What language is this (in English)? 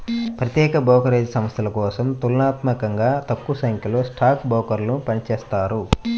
Telugu